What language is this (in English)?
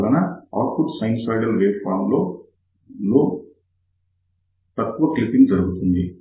Telugu